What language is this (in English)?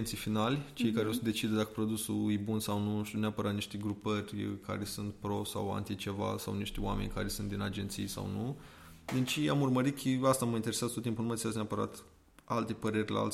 Romanian